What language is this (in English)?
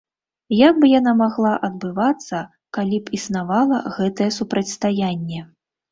Belarusian